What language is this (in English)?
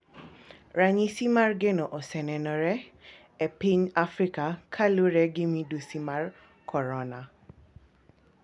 Luo (Kenya and Tanzania)